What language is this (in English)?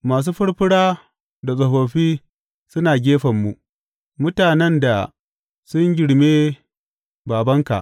Hausa